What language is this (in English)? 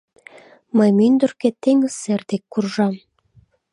Mari